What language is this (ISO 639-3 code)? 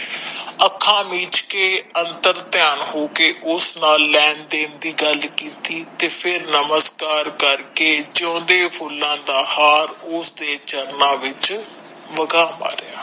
pan